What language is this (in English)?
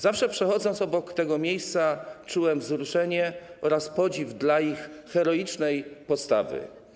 Polish